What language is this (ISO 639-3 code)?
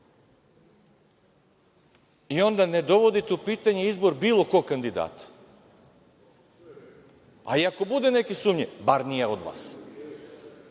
srp